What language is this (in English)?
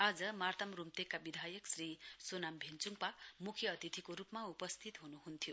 Nepali